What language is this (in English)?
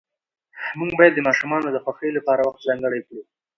Pashto